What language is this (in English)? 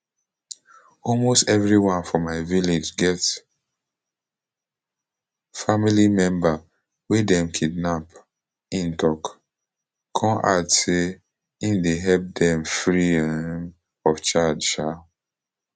Nigerian Pidgin